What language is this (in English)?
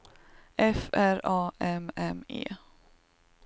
Swedish